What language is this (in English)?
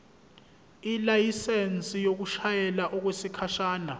Zulu